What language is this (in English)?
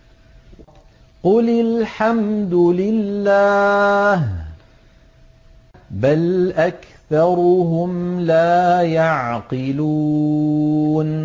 Arabic